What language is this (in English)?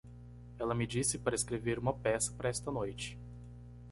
Portuguese